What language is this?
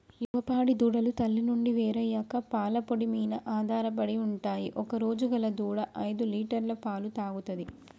Telugu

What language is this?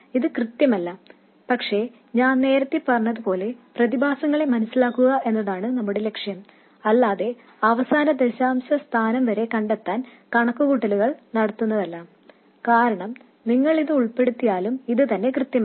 Malayalam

